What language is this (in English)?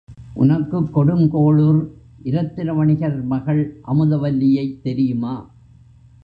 Tamil